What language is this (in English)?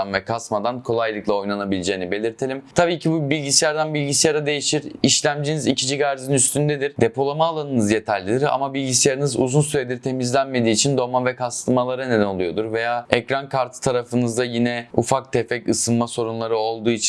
Turkish